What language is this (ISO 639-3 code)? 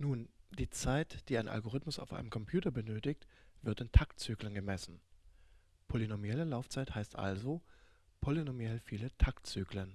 deu